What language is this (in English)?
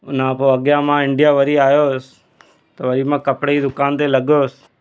Sindhi